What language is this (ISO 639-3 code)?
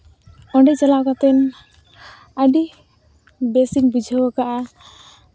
sat